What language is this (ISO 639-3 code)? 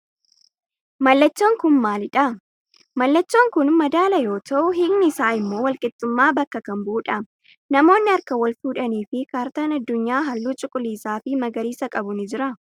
orm